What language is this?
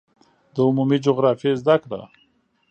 Pashto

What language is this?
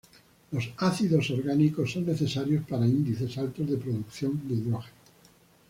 Spanish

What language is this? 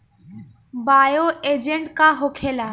Bhojpuri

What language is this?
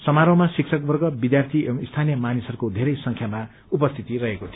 Nepali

